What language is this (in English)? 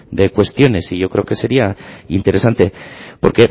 Spanish